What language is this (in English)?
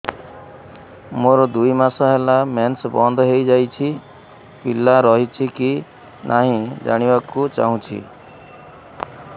Odia